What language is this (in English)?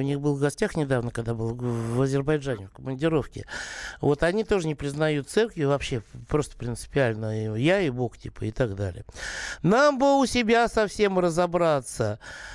Russian